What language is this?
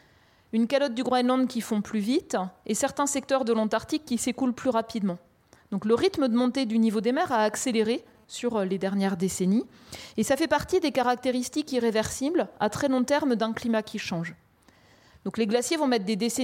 French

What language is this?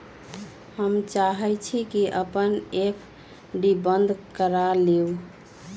Magahi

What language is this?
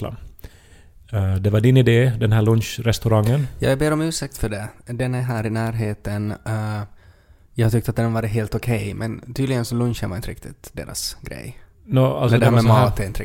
Swedish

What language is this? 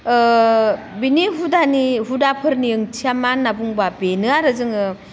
Bodo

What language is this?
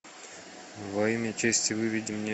Russian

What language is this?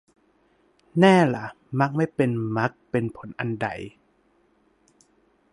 Thai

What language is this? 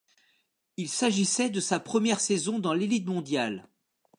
French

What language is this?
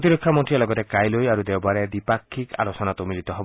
Assamese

